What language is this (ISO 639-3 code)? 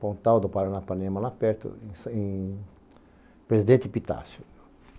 por